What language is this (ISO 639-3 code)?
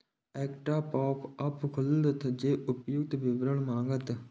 mai